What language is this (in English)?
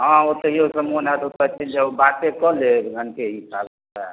Maithili